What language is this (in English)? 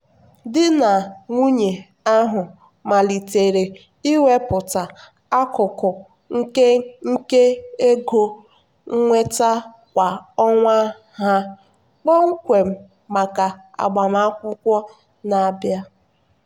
Igbo